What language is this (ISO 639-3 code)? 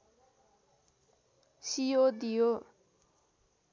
nep